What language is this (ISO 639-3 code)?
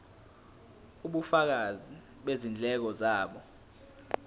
zul